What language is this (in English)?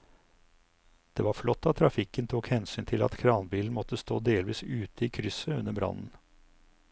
Norwegian